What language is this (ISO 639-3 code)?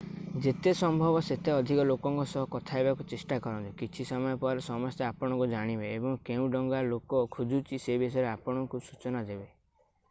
ori